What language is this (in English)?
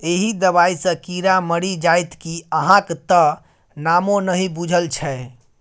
Maithili